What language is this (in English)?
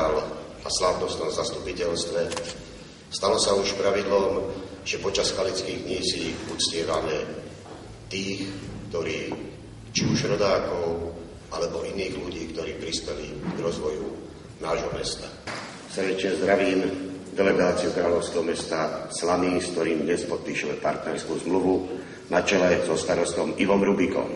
Czech